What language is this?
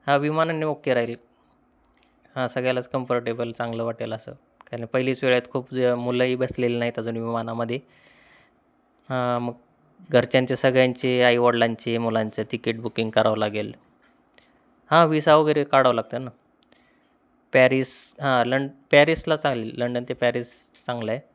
Marathi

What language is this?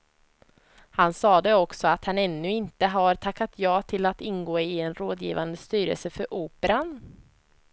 Swedish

